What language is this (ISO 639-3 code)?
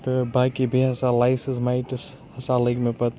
kas